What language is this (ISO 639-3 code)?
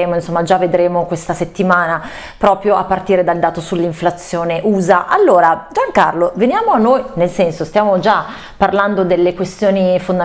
ita